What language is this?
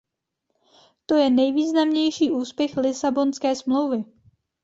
Czech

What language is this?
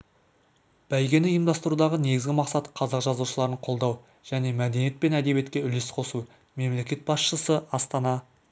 Kazakh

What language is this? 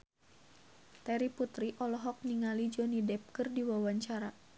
Sundanese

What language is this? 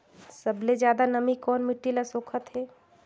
Chhattisgarhi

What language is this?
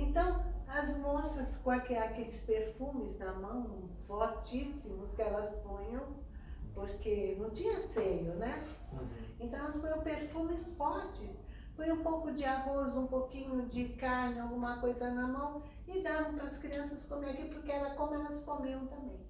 Portuguese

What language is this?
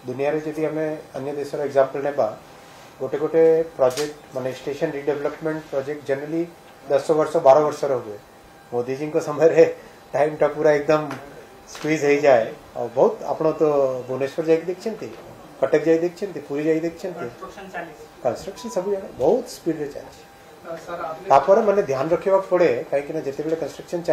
Hindi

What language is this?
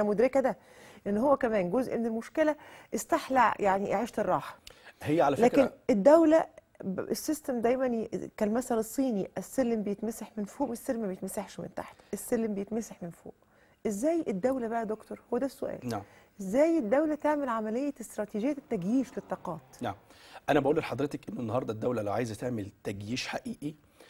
Arabic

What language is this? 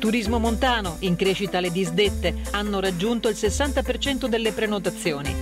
Italian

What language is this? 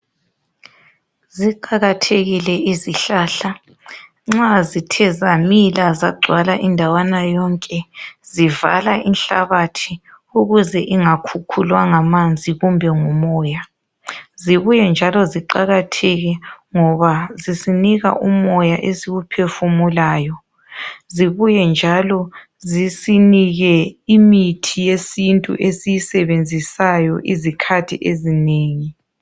North Ndebele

